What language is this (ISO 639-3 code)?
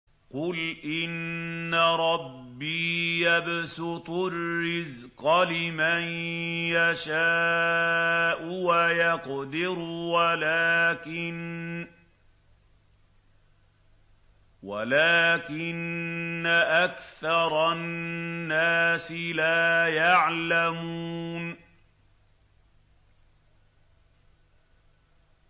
ara